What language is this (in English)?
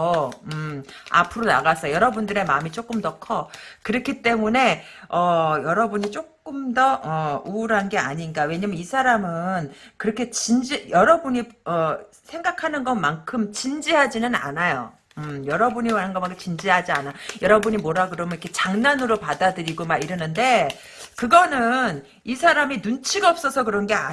Korean